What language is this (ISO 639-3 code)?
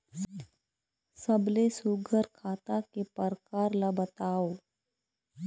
hne